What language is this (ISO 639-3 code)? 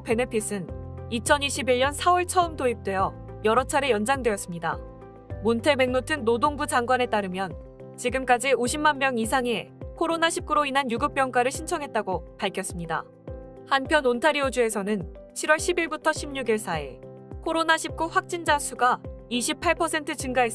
kor